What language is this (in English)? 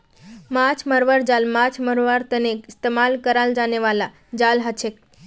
Magahi